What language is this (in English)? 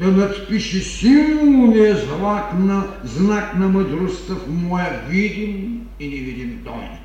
Bulgarian